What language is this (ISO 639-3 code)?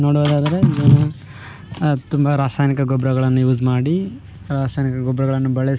kan